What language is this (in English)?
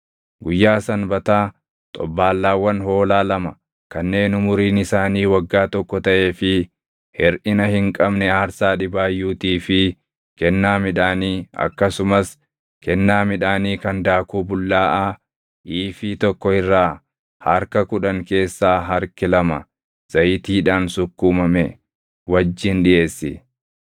Oromo